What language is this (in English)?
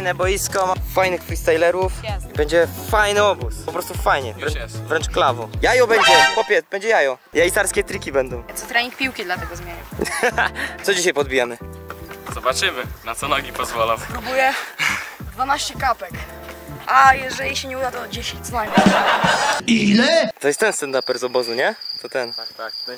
Polish